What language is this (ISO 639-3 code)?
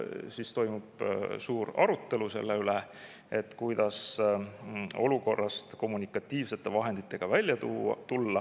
est